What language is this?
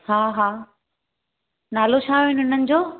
Sindhi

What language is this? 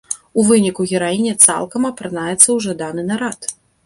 Belarusian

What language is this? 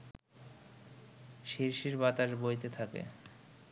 Bangla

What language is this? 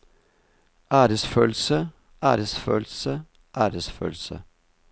Norwegian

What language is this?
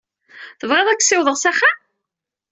Kabyle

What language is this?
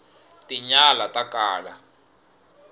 Tsonga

